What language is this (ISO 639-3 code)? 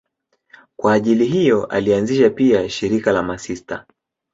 swa